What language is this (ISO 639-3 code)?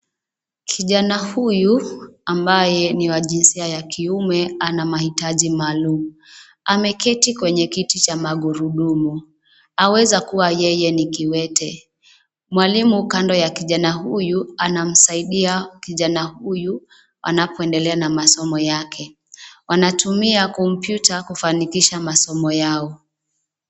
swa